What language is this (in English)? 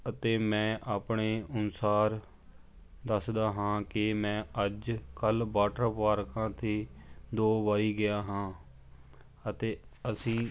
Punjabi